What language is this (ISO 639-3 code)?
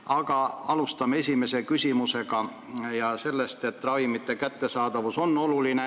est